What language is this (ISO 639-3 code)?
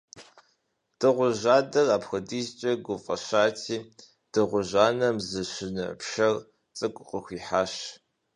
kbd